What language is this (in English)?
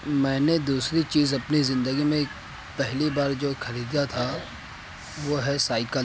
Urdu